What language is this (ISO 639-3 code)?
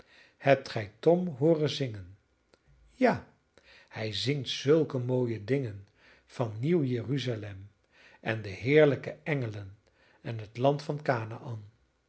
nld